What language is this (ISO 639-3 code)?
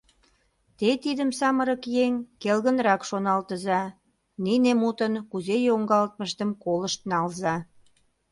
chm